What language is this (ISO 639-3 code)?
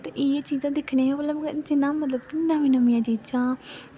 doi